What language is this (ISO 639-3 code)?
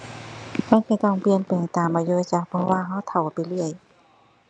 tha